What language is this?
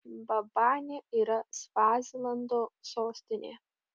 Lithuanian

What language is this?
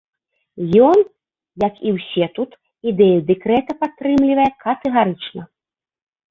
Belarusian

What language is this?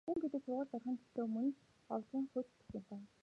Mongolian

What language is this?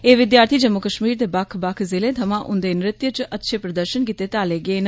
Dogri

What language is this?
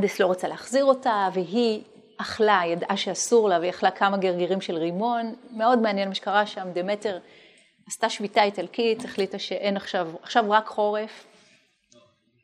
Hebrew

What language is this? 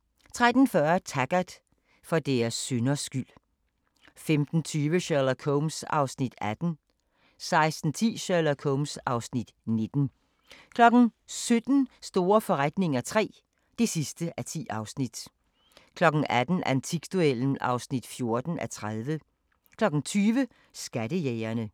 Danish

